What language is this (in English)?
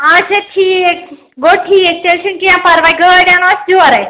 Kashmiri